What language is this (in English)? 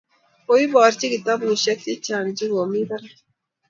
Kalenjin